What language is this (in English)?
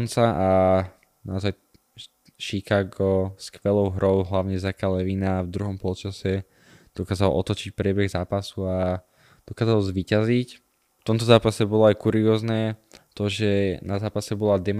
Slovak